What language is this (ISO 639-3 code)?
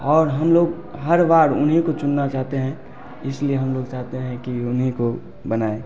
hin